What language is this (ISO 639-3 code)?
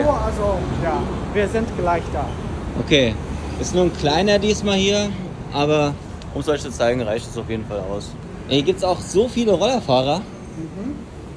deu